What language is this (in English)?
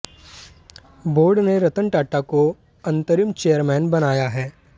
Hindi